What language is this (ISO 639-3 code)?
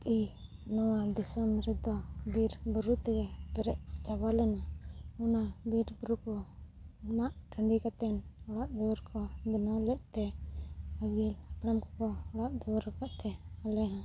sat